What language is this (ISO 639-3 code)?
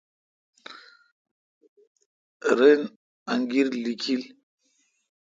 xka